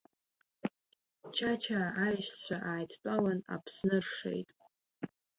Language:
Abkhazian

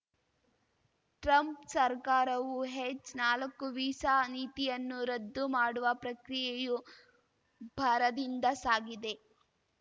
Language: Kannada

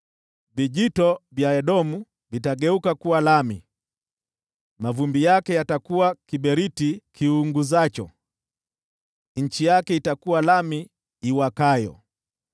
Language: Swahili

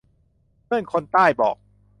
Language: Thai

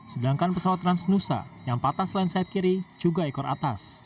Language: Indonesian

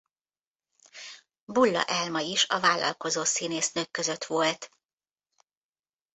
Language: Hungarian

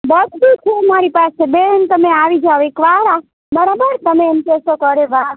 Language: Gujarati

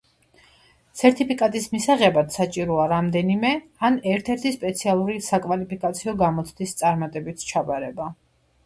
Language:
Georgian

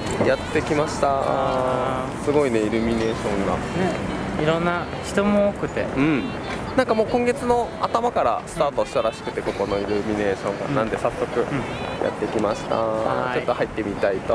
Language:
Japanese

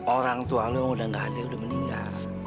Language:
Indonesian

